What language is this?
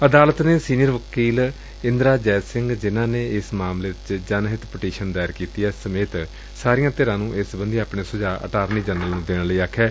Punjabi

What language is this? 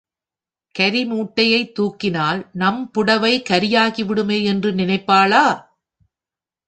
Tamil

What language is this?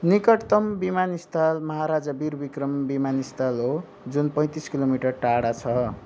Nepali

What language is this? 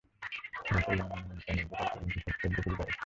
Bangla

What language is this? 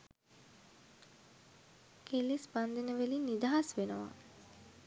Sinhala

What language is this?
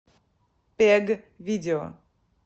Russian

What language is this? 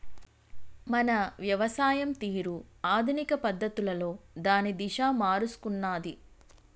Telugu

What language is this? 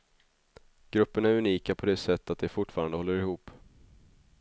Swedish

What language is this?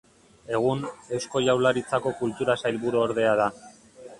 Basque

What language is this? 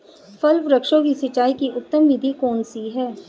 Hindi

